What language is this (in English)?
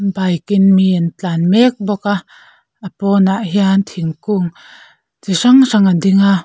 Mizo